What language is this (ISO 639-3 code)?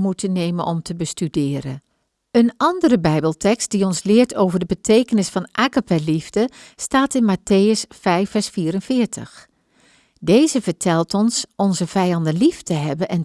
nld